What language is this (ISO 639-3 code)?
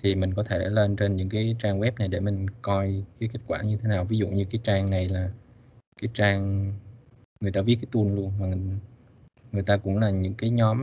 vie